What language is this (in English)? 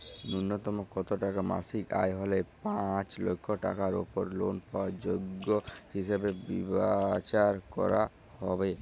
Bangla